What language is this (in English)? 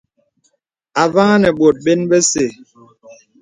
Bebele